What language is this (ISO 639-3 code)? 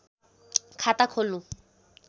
nep